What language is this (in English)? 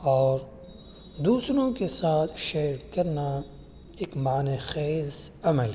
Urdu